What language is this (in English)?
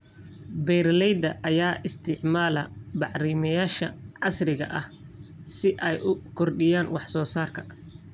Somali